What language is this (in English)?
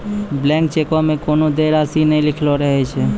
Maithili